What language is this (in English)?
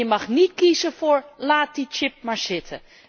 Dutch